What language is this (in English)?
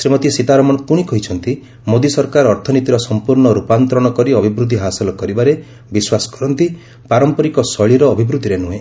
Odia